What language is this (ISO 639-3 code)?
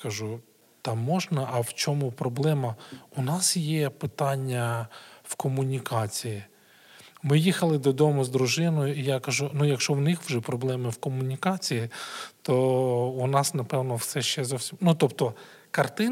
ukr